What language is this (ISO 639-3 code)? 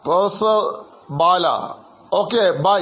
mal